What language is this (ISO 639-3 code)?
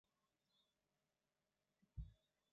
zho